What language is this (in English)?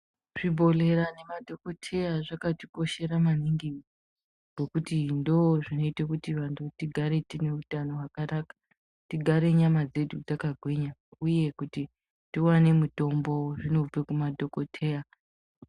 Ndau